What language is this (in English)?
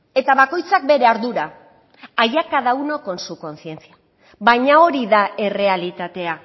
Basque